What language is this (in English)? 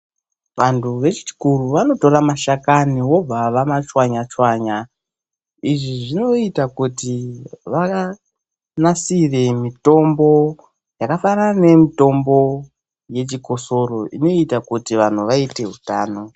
Ndau